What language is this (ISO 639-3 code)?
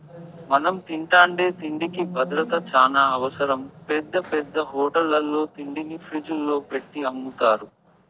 tel